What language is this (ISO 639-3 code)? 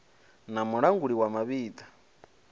ven